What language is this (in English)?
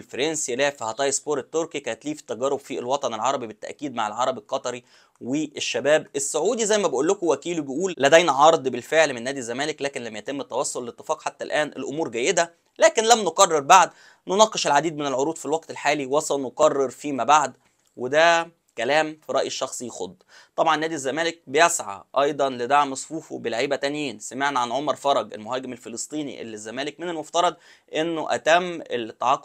Arabic